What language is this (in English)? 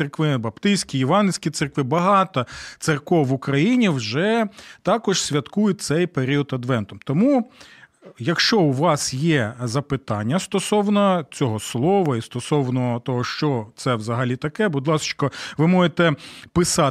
Ukrainian